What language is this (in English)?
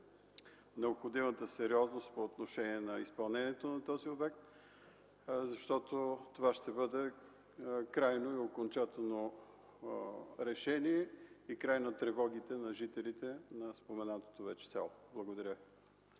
Bulgarian